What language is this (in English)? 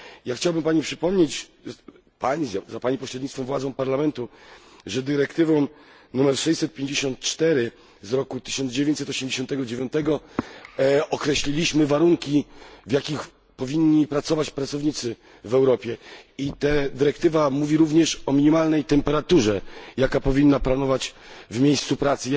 Polish